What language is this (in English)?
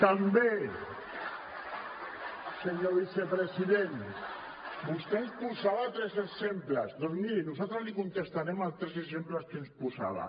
Catalan